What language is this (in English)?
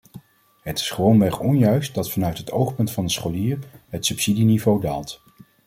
Dutch